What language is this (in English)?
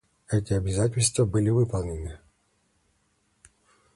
Russian